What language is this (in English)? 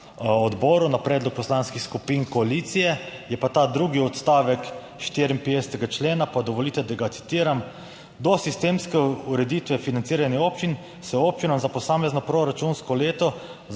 Slovenian